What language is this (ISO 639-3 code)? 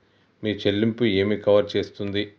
tel